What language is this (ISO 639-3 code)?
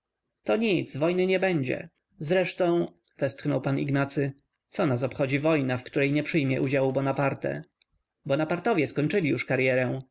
pol